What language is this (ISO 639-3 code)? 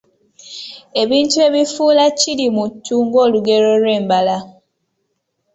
lug